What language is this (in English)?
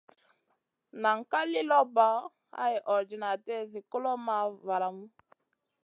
Masana